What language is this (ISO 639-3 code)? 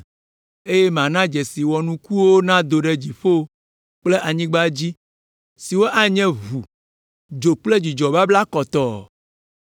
ewe